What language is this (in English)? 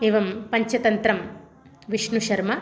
Sanskrit